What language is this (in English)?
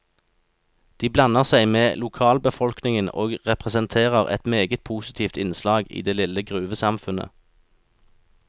Norwegian